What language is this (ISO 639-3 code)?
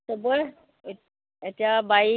asm